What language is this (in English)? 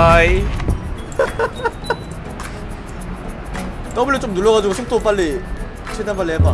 Korean